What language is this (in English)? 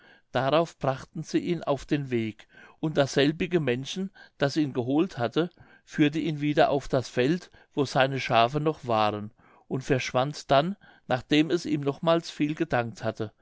German